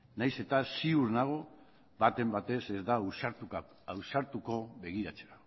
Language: Basque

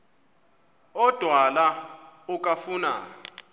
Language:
Xhosa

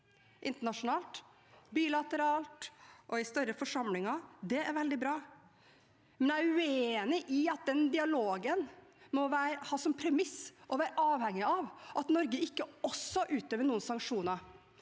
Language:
Norwegian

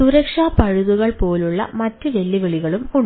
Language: Malayalam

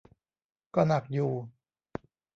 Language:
Thai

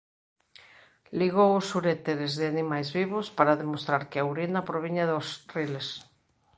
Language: Galician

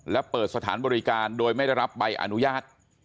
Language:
Thai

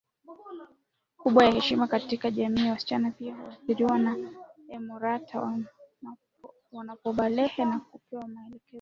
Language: Swahili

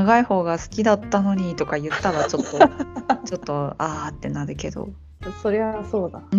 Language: Japanese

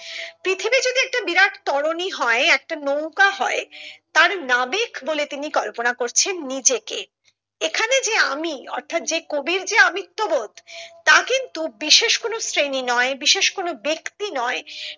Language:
Bangla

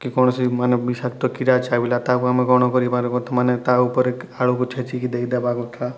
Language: Odia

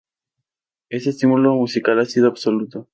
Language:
Spanish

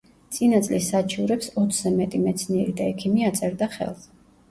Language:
Georgian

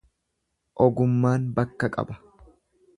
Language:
Oromo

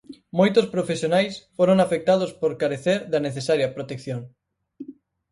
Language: Galician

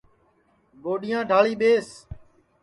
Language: Sansi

